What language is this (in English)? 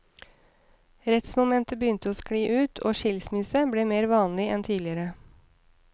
Norwegian